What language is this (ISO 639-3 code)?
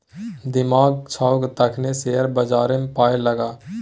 mai